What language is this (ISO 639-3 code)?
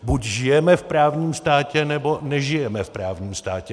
ces